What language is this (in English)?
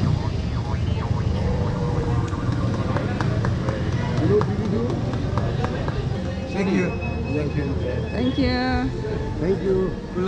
Korean